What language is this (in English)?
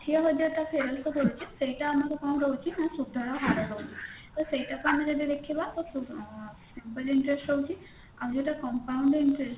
Odia